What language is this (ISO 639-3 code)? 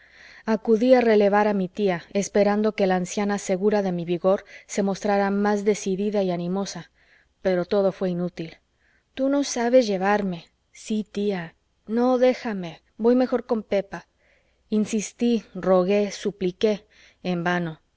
spa